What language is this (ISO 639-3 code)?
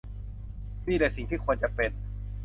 tha